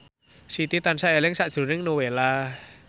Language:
Javanese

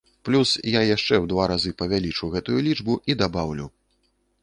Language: Belarusian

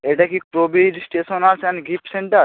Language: Bangla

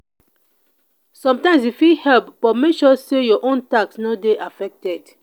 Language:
Nigerian Pidgin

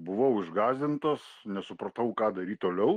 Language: Lithuanian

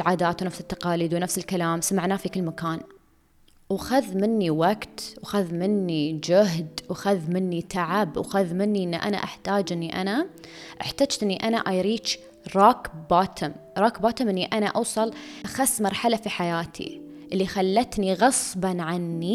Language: Arabic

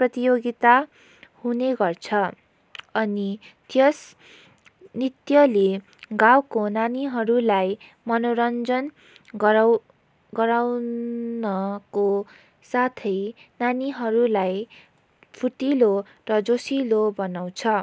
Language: Nepali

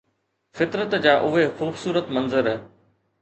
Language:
Sindhi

